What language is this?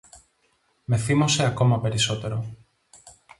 Greek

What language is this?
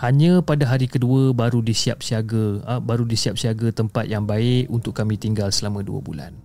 Malay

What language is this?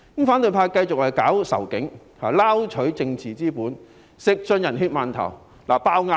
Cantonese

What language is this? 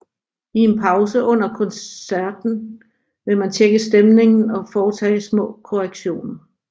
Danish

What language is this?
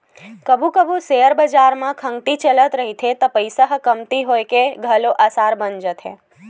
Chhattisgarhi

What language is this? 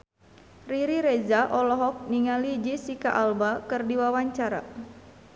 Sundanese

